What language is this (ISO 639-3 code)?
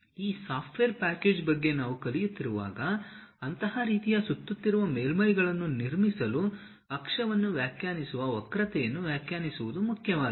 kan